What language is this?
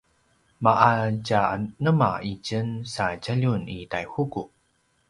Paiwan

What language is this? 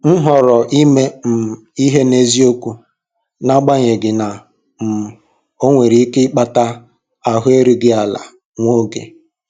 Igbo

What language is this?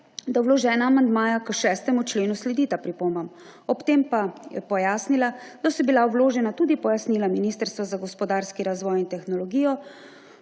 Slovenian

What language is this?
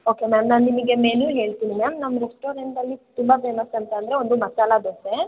Kannada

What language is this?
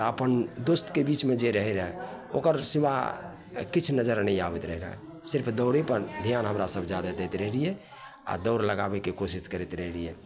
Maithili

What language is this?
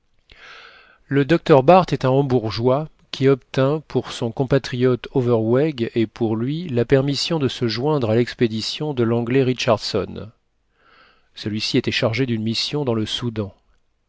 French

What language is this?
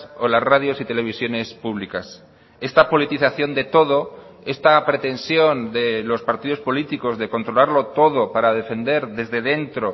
Spanish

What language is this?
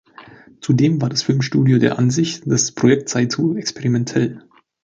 German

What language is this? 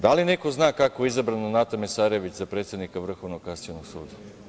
Serbian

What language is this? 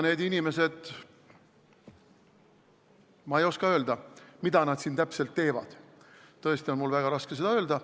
Estonian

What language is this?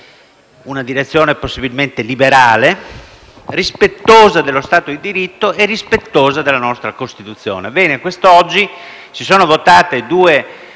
Italian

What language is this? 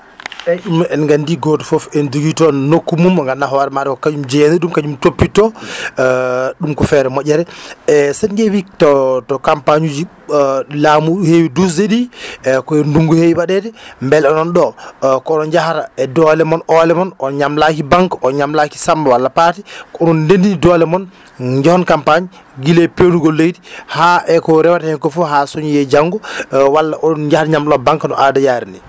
Fula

